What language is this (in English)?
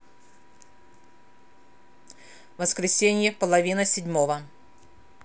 Russian